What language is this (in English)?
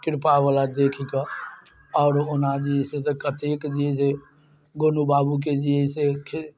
Maithili